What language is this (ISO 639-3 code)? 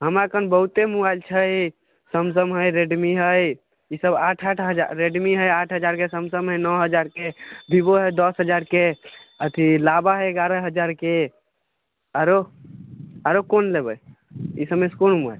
mai